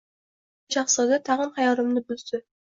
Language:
Uzbek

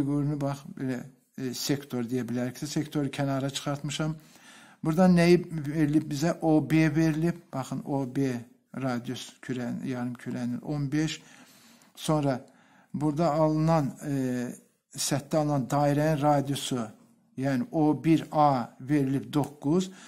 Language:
Turkish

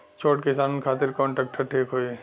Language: Bhojpuri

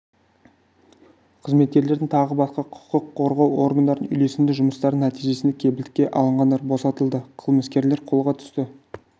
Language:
Kazakh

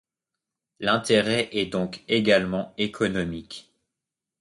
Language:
French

